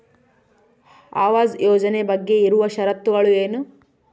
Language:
Kannada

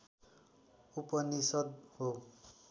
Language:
Nepali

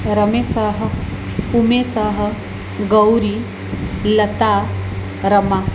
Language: Sanskrit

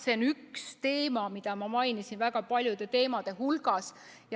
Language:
Estonian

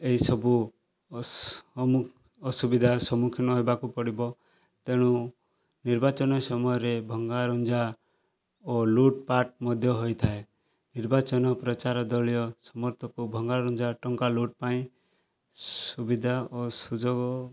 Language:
Odia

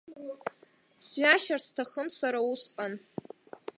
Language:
Abkhazian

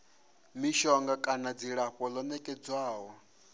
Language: Venda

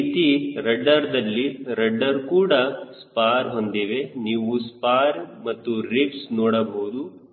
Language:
Kannada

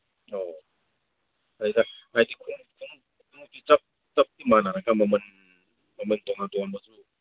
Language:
Manipuri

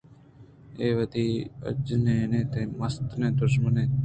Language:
Eastern Balochi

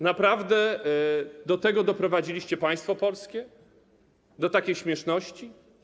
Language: Polish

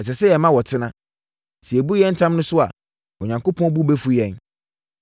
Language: Akan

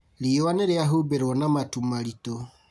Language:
Kikuyu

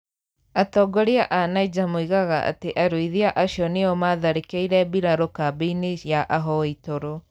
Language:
Kikuyu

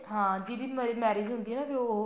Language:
Punjabi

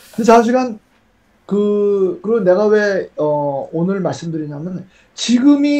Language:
Korean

